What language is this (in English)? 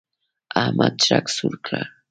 Pashto